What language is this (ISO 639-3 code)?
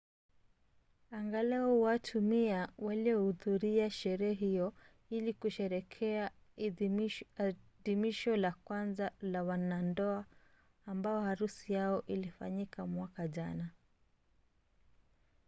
swa